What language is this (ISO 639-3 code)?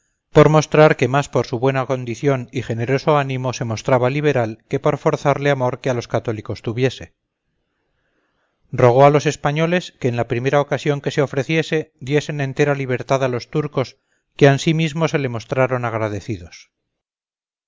spa